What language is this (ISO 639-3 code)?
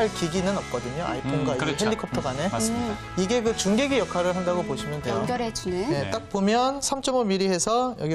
kor